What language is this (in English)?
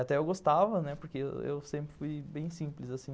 Portuguese